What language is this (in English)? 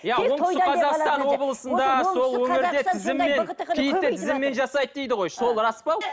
Kazakh